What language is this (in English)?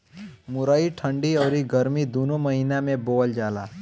Bhojpuri